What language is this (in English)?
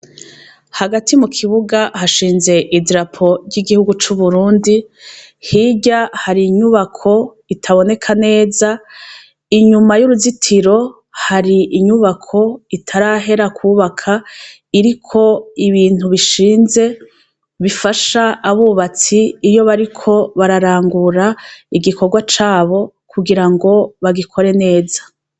Rundi